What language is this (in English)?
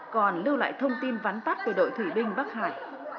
Vietnamese